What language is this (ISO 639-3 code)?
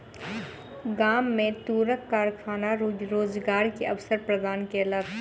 mai